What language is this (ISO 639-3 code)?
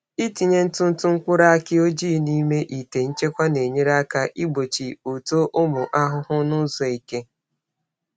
ibo